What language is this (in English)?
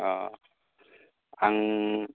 Bodo